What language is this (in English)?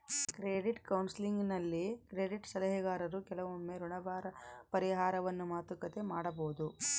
Kannada